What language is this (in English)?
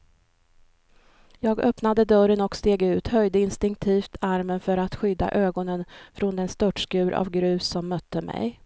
Swedish